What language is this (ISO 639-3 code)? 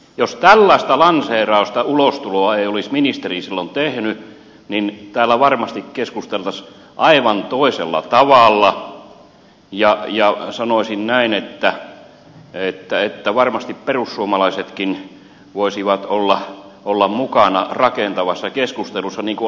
fin